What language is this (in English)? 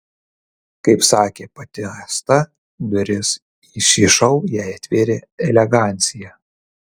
Lithuanian